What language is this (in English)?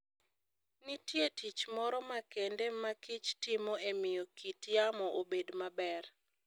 Luo (Kenya and Tanzania)